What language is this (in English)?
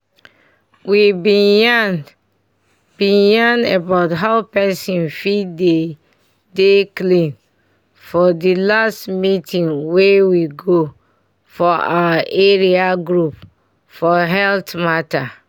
Nigerian Pidgin